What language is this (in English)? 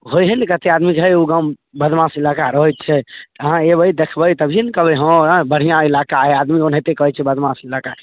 Maithili